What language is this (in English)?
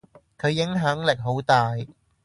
Cantonese